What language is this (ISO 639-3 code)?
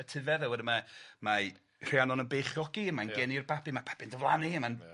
cym